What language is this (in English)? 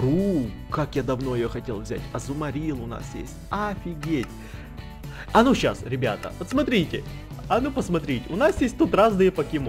Russian